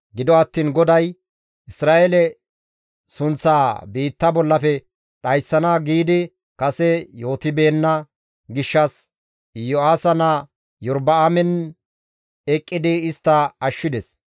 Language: Gamo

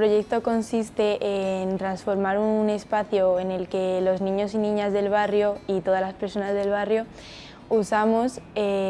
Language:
Spanish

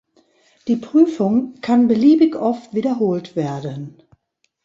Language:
German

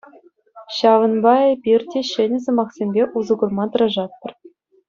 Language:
Chuvash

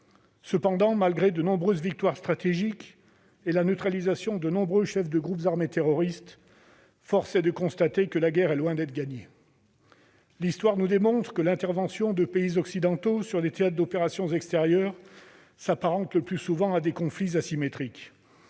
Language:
French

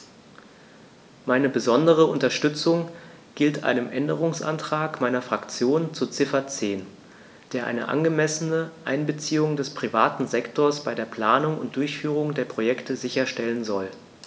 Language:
German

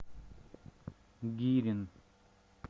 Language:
Russian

